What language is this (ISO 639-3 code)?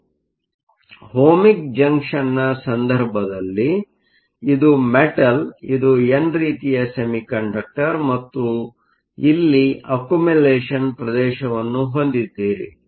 kan